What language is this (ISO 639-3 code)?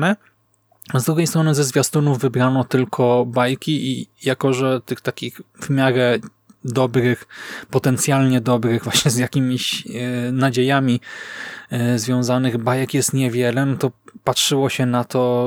pol